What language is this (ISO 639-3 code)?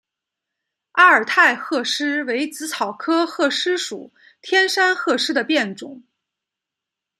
zho